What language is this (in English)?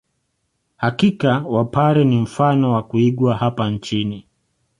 Swahili